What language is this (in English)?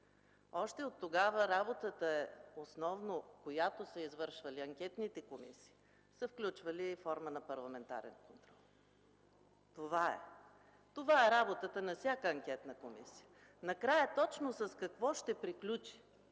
Bulgarian